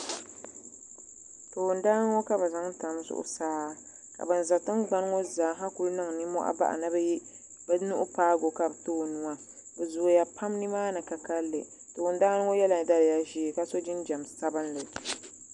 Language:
Dagbani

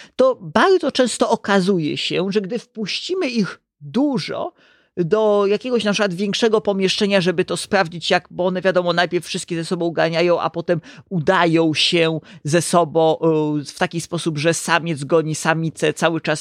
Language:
Polish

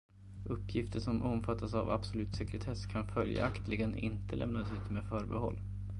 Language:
Swedish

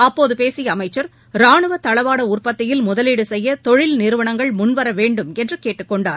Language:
Tamil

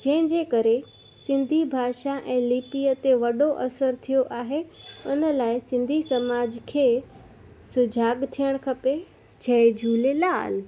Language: Sindhi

